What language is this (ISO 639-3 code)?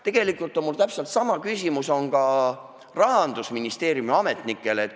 est